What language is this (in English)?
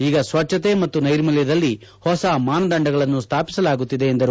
Kannada